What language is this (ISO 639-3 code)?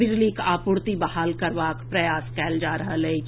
mai